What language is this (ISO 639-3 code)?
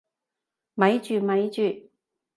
yue